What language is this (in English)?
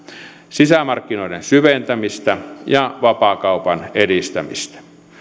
Finnish